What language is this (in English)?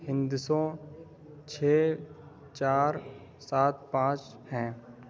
Urdu